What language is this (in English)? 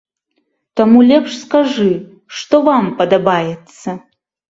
Belarusian